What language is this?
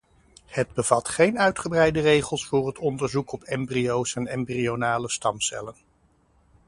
Dutch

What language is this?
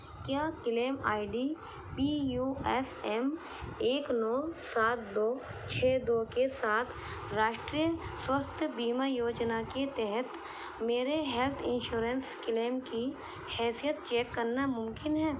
Urdu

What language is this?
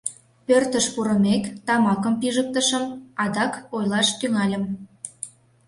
Mari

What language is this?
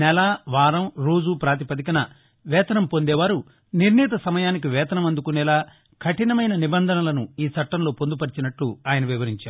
Telugu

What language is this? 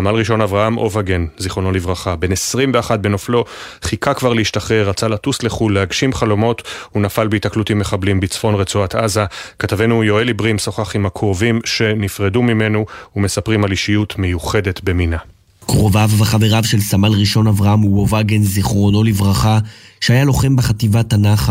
Hebrew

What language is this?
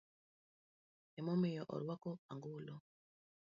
Luo (Kenya and Tanzania)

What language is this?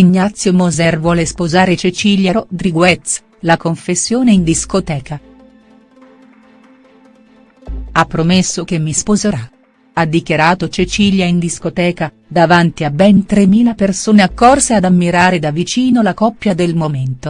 Italian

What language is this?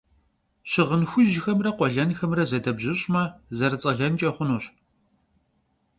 Kabardian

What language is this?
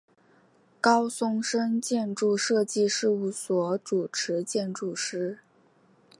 Chinese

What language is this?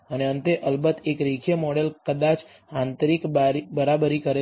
Gujarati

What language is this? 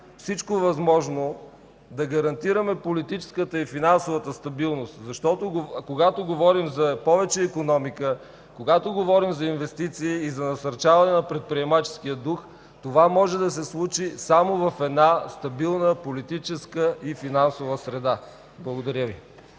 Bulgarian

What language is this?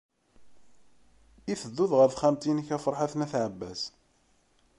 Kabyle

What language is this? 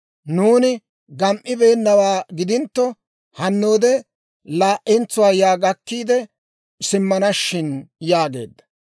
Dawro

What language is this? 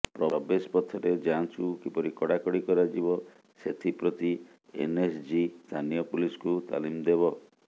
Odia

